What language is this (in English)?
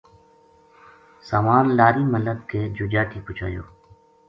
Gujari